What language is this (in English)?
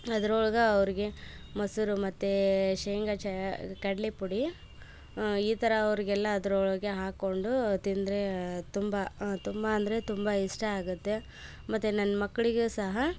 Kannada